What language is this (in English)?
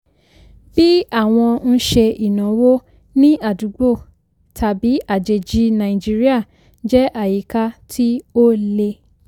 Yoruba